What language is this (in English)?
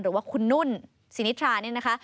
Thai